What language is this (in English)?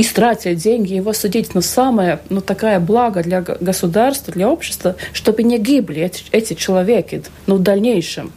Russian